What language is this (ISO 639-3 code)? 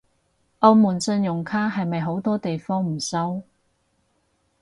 yue